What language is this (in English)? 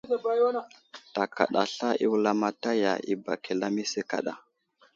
Wuzlam